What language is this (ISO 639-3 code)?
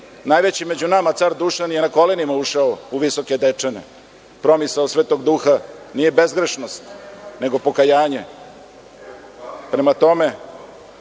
srp